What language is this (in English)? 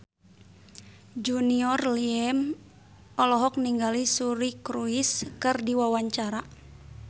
Sundanese